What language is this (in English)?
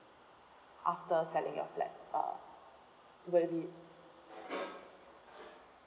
English